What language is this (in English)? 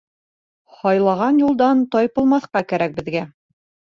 Bashkir